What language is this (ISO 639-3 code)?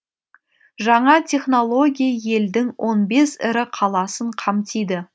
kaz